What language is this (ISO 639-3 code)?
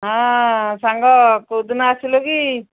ori